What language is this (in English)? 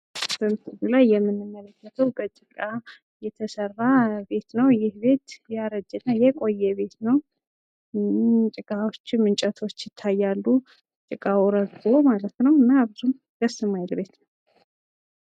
Amharic